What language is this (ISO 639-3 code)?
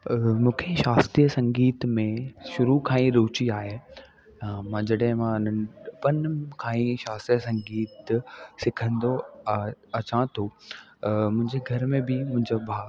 snd